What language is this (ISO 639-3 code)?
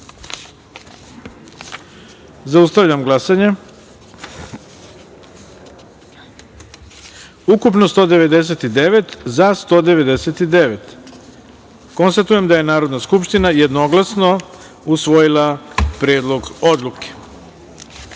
srp